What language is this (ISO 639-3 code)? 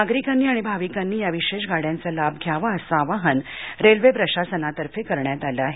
mar